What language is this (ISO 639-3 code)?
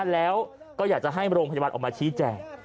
tha